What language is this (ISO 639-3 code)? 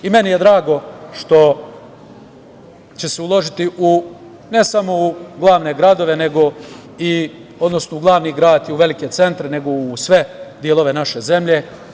srp